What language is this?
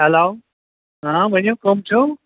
Kashmiri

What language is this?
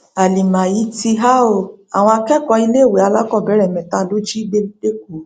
Yoruba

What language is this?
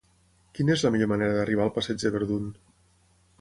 Catalan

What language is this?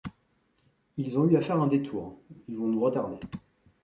French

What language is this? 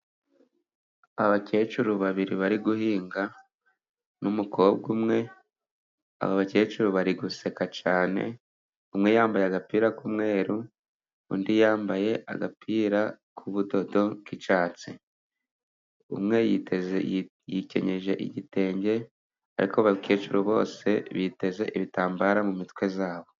Kinyarwanda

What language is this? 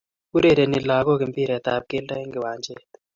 Kalenjin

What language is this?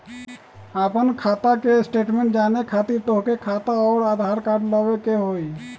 Magahi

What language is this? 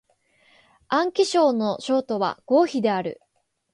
Japanese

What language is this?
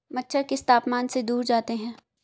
Hindi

